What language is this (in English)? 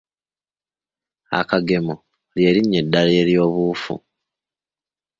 Ganda